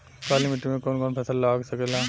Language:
Bhojpuri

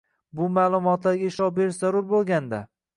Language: Uzbek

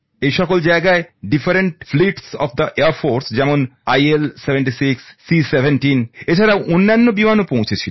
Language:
Bangla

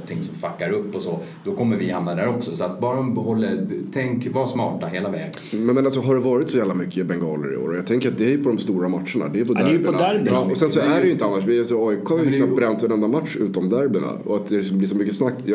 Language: Swedish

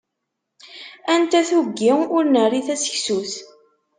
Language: Kabyle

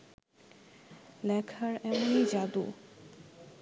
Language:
Bangla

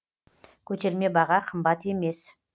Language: Kazakh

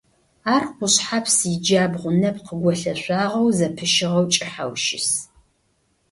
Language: Adyghe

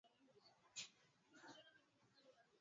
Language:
Swahili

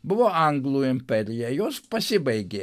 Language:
Lithuanian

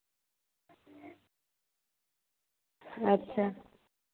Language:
Dogri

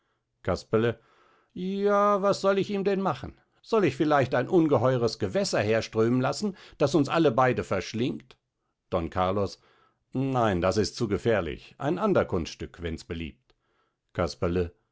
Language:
German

